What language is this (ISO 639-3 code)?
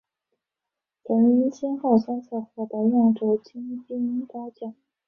zho